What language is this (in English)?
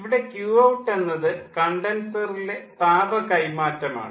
Malayalam